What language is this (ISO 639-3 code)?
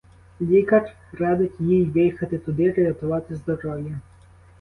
ukr